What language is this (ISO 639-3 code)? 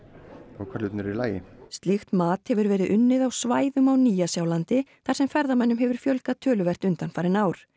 isl